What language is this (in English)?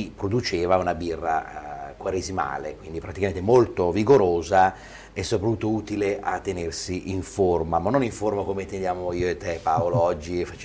Italian